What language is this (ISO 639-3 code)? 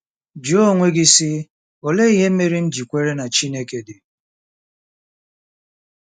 ibo